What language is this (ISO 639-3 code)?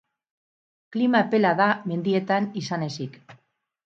eus